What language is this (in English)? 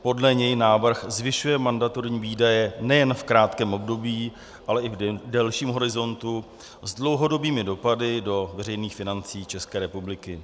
Czech